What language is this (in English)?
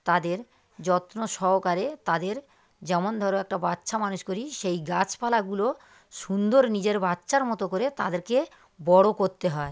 Bangla